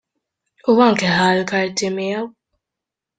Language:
Maltese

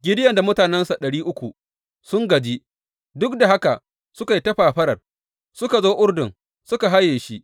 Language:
Hausa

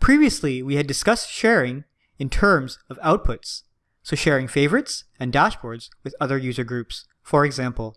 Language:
English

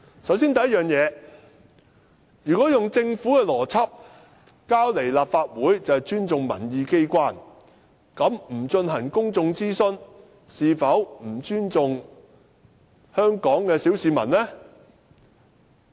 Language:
Cantonese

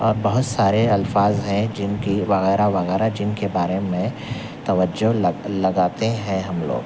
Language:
Urdu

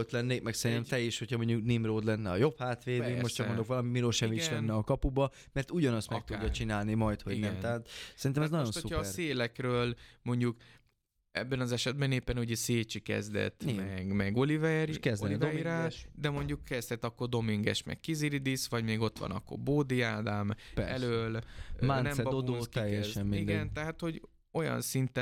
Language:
Hungarian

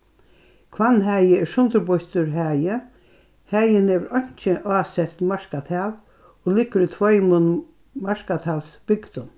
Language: Faroese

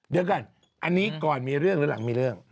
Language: Thai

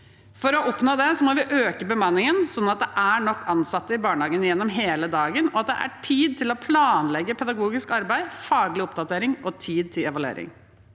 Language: Norwegian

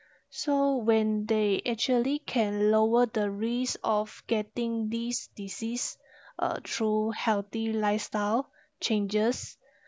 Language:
English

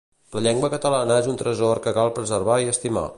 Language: Catalan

